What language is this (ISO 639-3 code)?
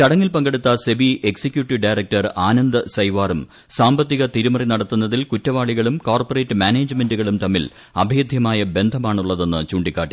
mal